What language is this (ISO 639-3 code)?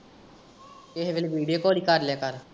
pan